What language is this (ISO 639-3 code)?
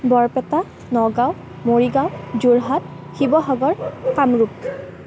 asm